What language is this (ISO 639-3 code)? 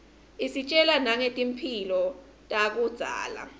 ssw